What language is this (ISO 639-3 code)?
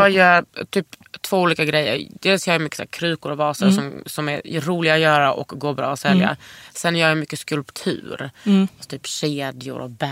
swe